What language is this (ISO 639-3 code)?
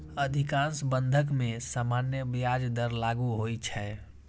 mai